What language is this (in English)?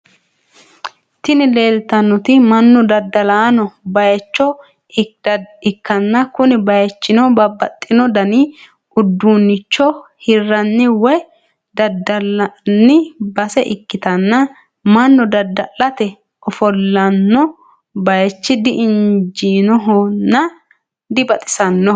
Sidamo